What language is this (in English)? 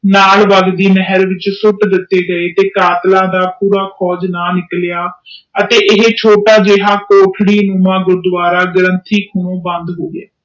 Punjabi